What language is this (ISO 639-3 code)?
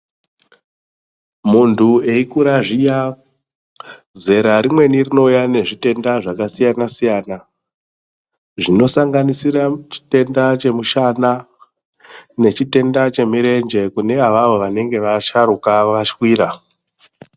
ndc